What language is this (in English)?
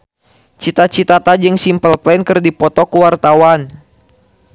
Sundanese